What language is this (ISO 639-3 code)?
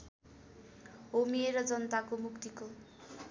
nep